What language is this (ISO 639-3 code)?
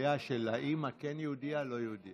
heb